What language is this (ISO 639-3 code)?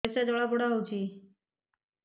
ori